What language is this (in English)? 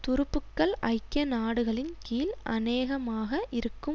Tamil